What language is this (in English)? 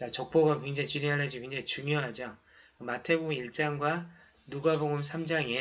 Korean